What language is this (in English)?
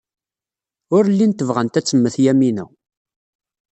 Kabyle